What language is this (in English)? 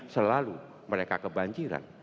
Indonesian